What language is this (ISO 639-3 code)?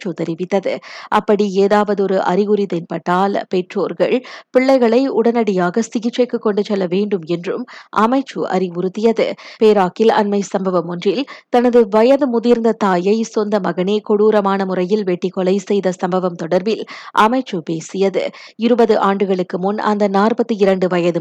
tam